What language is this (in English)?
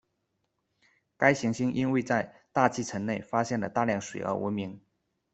Chinese